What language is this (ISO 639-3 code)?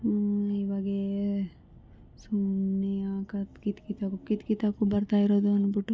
kan